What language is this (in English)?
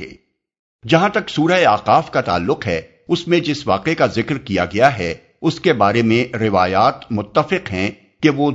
Urdu